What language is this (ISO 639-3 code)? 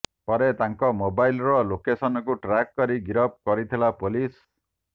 ori